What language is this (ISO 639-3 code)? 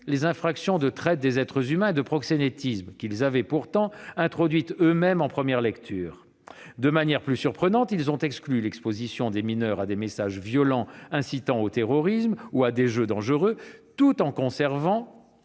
fra